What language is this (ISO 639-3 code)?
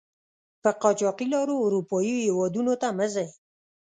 pus